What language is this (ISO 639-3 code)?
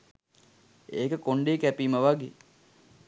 sin